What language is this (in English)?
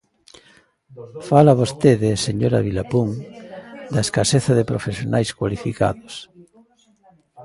Galician